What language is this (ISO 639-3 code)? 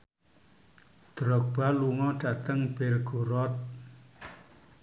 jav